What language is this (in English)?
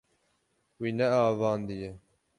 Kurdish